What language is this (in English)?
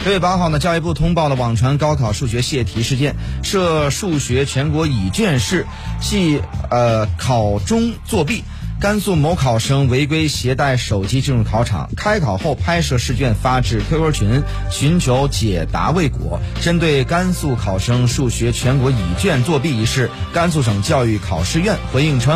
Chinese